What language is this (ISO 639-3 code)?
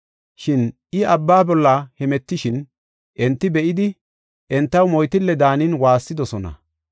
gof